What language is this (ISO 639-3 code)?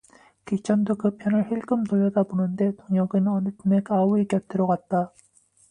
kor